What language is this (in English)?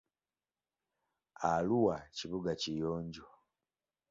Ganda